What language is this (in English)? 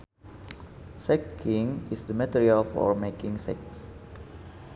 Sundanese